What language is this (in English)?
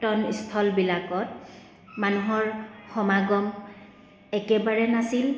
Assamese